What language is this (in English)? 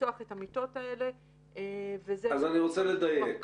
Hebrew